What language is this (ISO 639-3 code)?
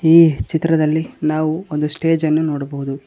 kan